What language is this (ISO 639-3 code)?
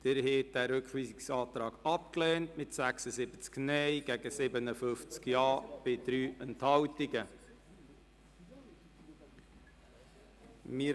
gsw